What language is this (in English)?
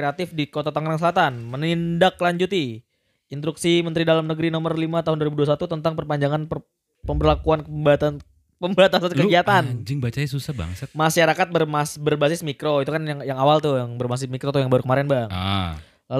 Indonesian